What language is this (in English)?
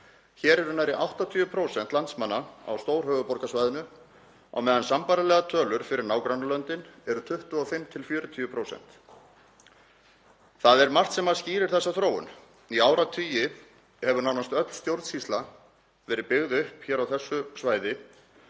Icelandic